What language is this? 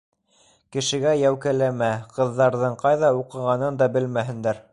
Bashkir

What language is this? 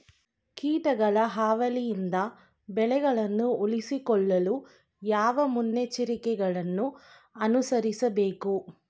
Kannada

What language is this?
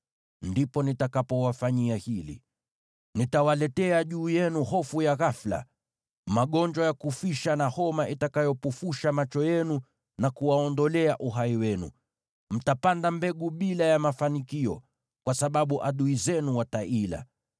Swahili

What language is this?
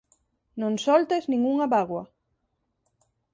Galician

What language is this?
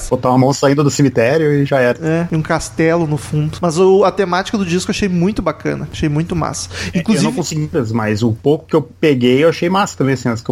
Portuguese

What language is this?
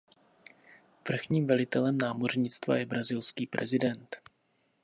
Czech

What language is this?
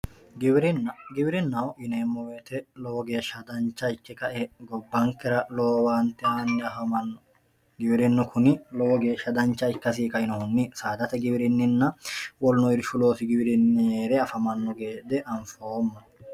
Sidamo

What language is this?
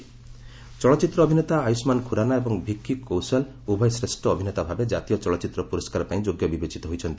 Odia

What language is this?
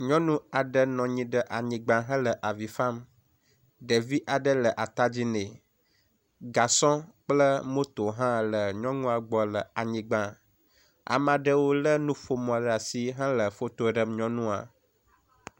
Ewe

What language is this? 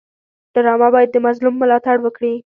Pashto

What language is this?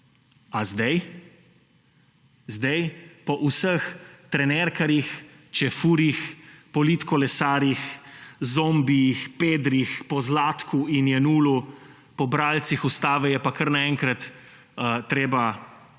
Slovenian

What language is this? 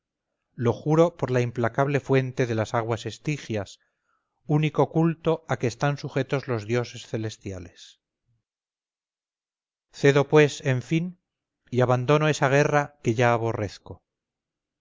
Spanish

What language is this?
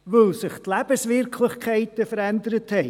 Swiss German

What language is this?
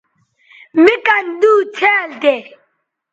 Bateri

